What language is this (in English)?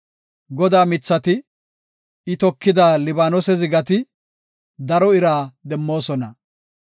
Gofa